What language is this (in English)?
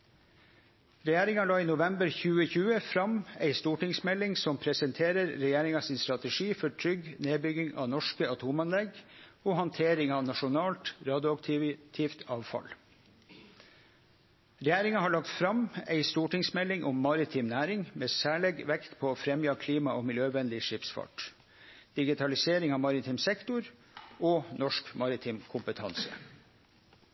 Norwegian Nynorsk